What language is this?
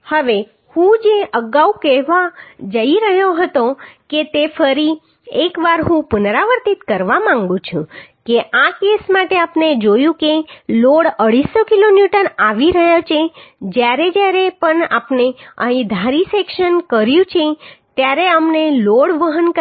Gujarati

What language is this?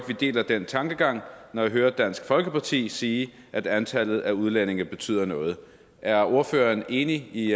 Danish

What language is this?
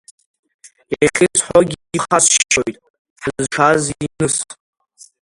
Abkhazian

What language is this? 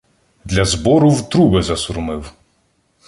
Ukrainian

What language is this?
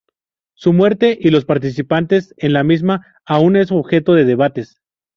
Spanish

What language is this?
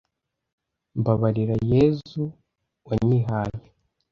Kinyarwanda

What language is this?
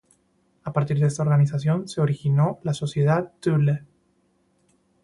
Spanish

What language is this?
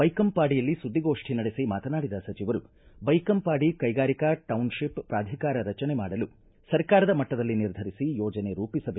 Kannada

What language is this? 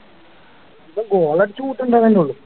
Malayalam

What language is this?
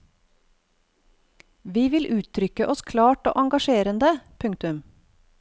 Norwegian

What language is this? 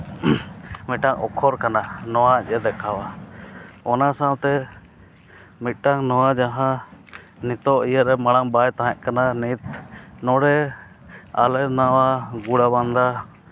Santali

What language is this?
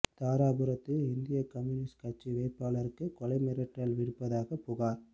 Tamil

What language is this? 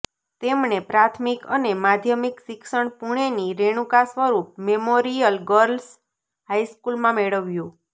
Gujarati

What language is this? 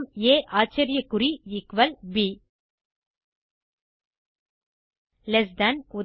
Tamil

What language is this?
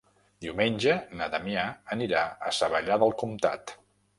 Catalan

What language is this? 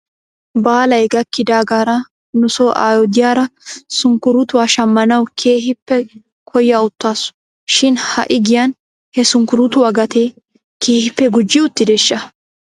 Wolaytta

